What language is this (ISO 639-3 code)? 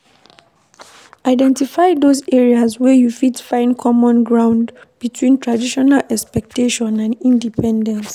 pcm